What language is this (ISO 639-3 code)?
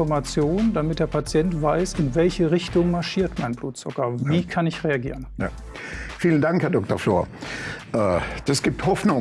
deu